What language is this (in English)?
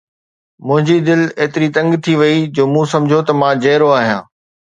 Sindhi